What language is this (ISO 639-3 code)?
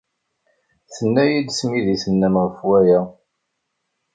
kab